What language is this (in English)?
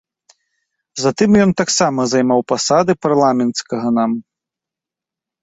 Belarusian